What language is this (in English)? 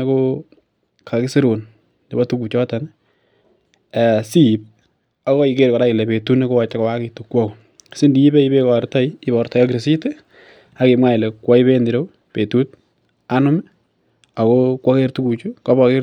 Kalenjin